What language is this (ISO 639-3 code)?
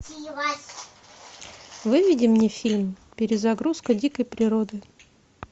rus